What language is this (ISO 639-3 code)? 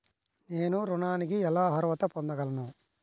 tel